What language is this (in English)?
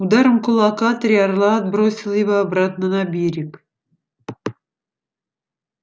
Russian